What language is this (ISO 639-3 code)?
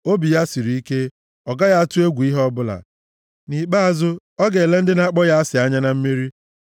ibo